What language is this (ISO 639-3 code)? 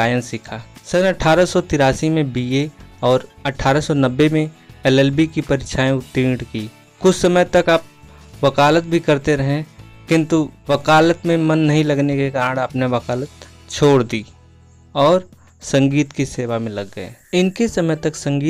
hin